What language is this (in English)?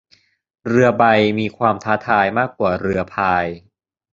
Thai